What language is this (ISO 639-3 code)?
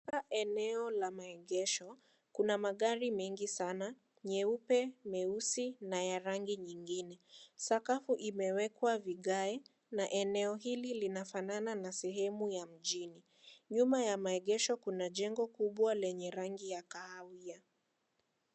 swa